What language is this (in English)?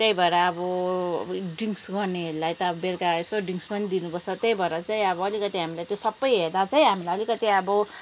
Nepali